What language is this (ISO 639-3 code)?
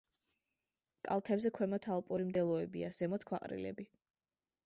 kat